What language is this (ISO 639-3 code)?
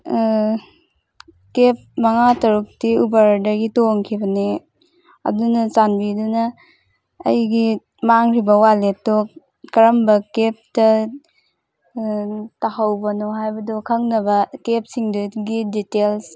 mni